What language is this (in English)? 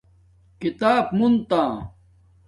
Domaaki